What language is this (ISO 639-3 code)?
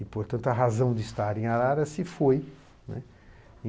por